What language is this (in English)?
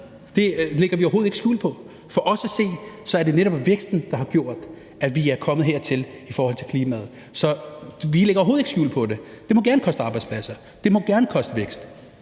Danish